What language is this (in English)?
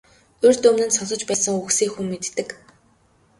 Mongolian